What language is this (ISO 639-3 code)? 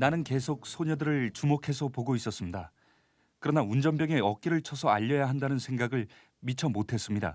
kor